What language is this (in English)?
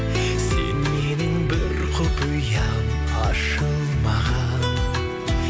Kazakh